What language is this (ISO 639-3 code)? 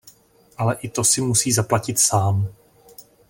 ces